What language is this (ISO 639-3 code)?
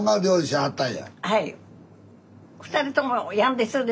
jpn